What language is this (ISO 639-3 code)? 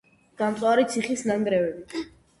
kat